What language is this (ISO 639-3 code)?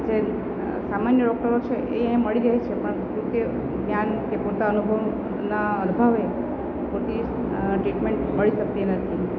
guj